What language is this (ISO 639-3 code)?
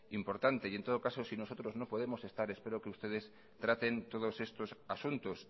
spa